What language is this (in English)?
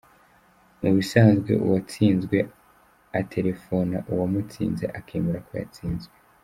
Kinyarwanda